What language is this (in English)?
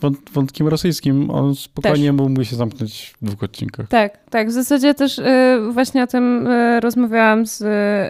Polish